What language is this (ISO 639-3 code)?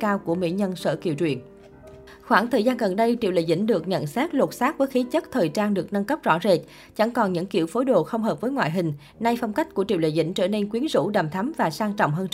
vie